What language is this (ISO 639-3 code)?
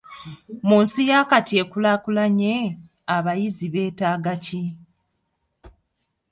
lug